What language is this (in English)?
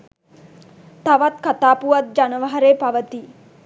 Sinhala